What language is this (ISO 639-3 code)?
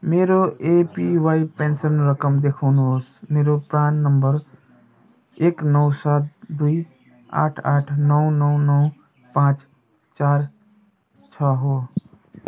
nep